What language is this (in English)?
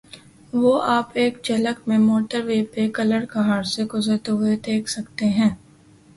Urdu